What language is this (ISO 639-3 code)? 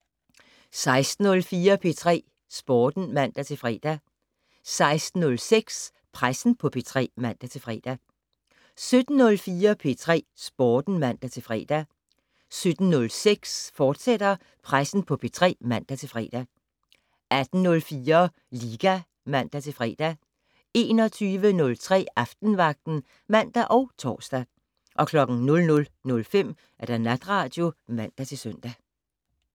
dan